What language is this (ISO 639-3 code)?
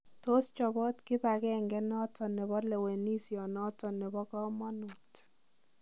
kln